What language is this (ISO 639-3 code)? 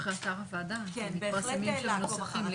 heb